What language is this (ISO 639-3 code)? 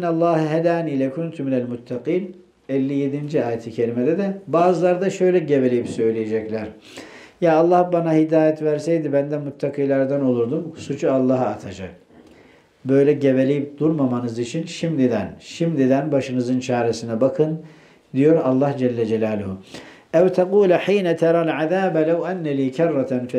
tur